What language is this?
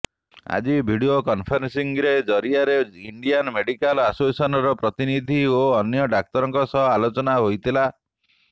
Odia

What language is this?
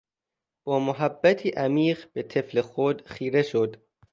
Persian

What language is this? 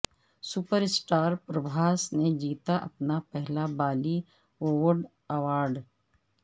Urdu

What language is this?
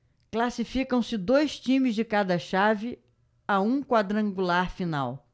Portuguese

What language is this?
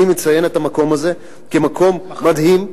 Hebrew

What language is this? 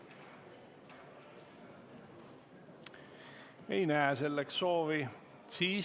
Estonian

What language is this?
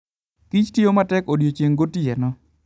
Luo (Kenya and Tanzania)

